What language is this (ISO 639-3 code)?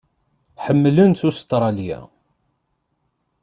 kab